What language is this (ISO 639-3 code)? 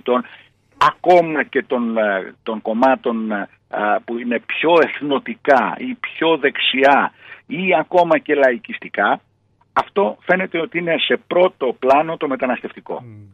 ell